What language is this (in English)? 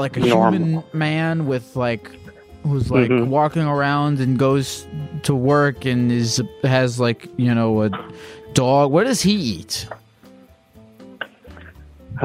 English